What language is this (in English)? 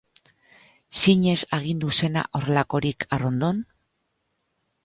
Basque